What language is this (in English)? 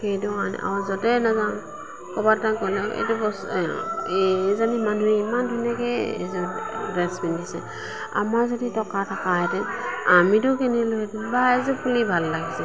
Assamese